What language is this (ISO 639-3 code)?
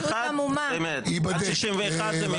heb